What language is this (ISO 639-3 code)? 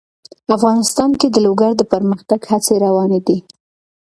pus